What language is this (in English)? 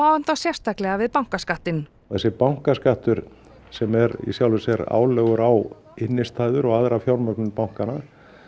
Icelandic